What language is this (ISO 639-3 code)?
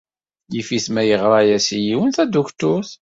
kab